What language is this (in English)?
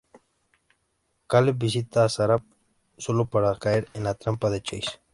Spanish